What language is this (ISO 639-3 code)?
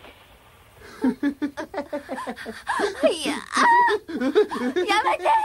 jpn